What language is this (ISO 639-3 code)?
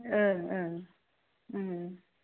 brx